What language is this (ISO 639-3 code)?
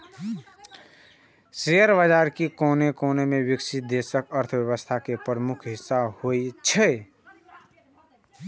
mai